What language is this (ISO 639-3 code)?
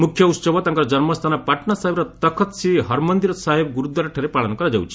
ori